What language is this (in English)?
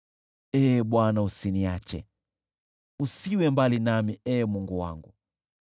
Swahili